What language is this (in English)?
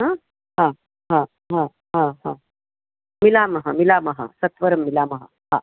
Sanskrit